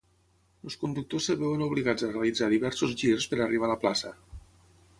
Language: Catalan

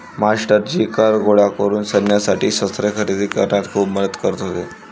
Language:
Marathi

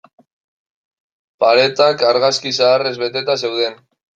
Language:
Basque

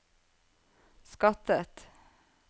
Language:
Norwegian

